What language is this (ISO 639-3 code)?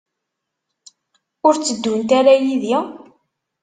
kab